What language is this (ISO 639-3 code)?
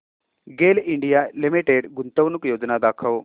mar